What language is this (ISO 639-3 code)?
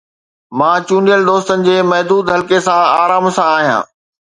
snd